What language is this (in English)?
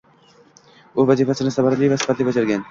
Uzbek